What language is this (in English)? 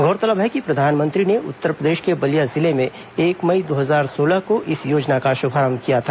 Hindi